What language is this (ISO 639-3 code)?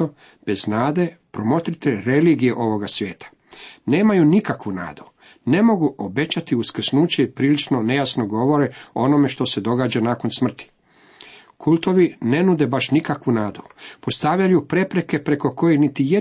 hrv